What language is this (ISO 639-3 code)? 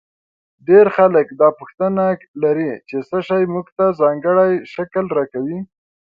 pus